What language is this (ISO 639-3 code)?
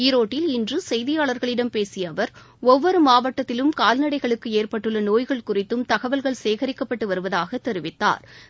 tam